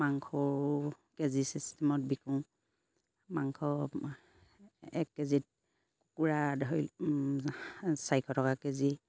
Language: Assamese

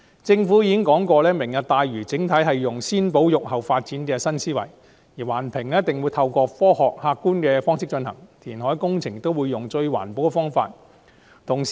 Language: Cantonese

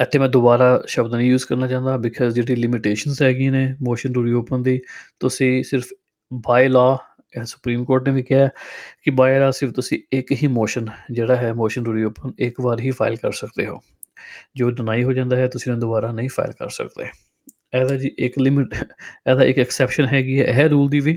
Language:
Punjabi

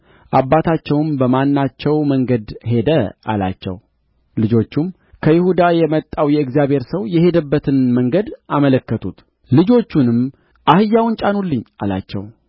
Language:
Amharic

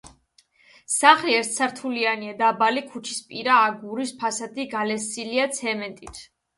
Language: Georgian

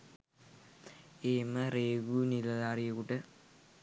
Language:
Sinhala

